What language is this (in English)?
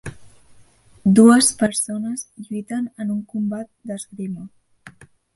Catalan